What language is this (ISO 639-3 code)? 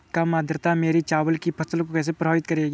hin